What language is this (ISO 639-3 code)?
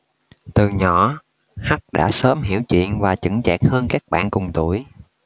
vie